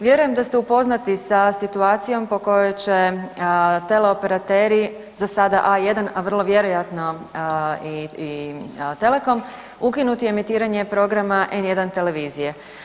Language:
Croatian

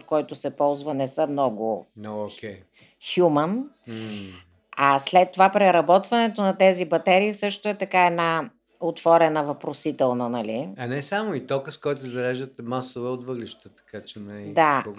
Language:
Bulgarian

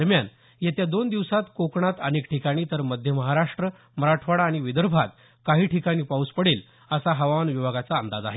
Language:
Marathi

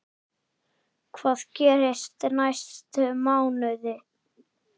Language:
Icelandic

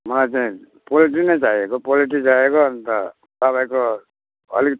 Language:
Nepali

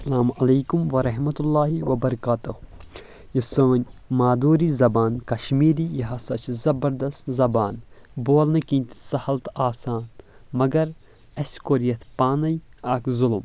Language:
Kashmiri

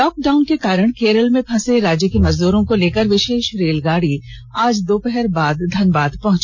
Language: Hindi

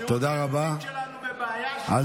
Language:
Hebrew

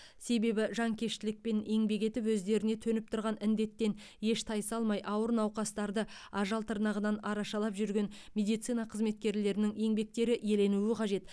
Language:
Kazakh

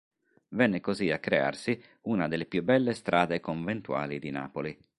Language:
Italian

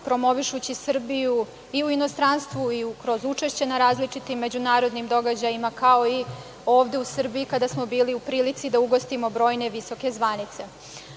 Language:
Serbian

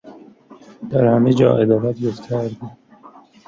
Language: Persian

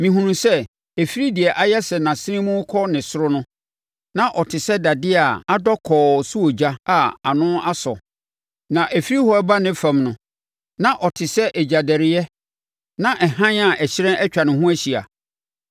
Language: Akan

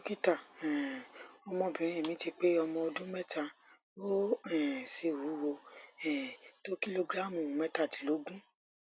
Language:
Yoruba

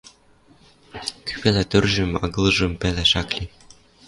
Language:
Western Mari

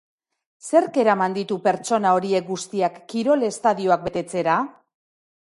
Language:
Basque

